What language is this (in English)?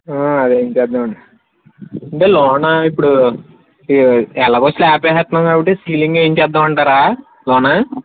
Telugu